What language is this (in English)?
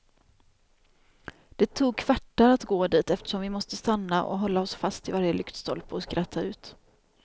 Swedish